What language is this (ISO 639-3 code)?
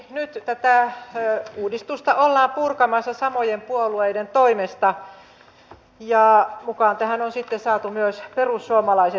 fin